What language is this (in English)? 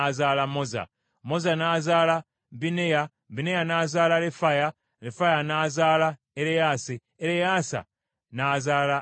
Ganda